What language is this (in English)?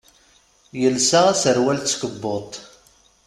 Kabyle